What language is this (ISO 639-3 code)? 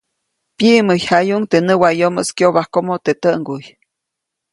zoc